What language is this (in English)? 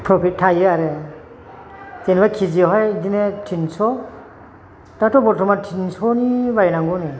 Bodo